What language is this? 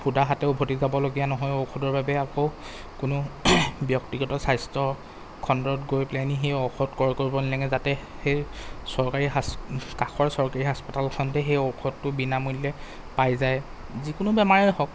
Assamese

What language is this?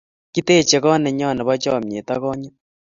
Kalenjin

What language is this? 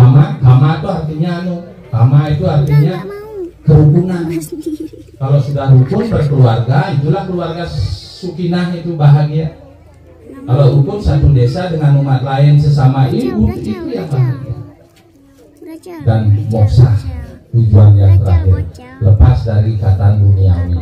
Indonesian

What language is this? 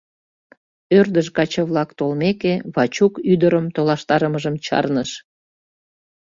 Mari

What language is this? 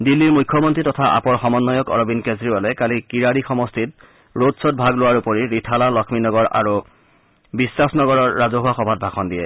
Assamese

